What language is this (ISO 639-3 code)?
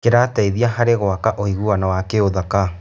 kik